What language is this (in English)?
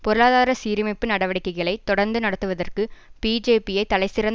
Tamil